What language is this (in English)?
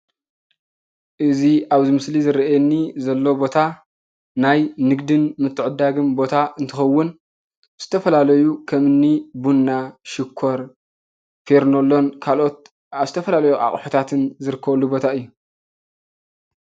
Tigrinya